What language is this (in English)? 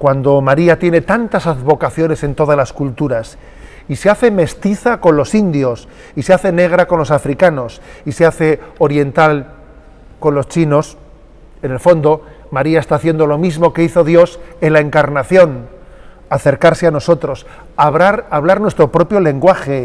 Spanish